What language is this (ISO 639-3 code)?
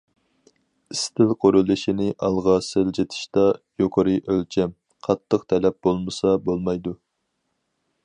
uig